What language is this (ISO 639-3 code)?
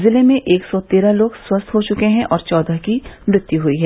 hin